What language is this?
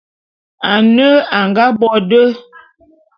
Bulu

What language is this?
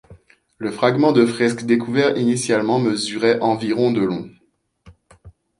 French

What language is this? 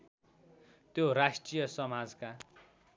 Nepali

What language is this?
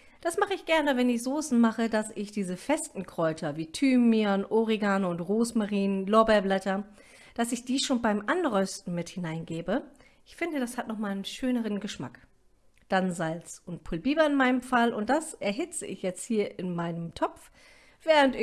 German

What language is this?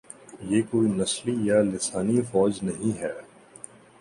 Urdu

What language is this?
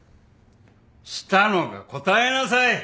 Japanese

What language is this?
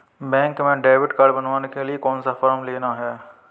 Hindi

